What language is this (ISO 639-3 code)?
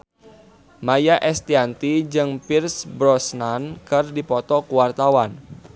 sun